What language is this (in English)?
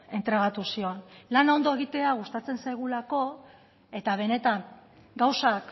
Basque